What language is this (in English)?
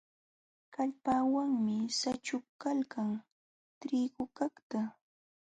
Jauja Wanca Quechua